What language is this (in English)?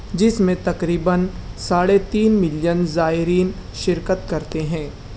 Urdu